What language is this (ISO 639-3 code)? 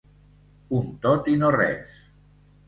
cat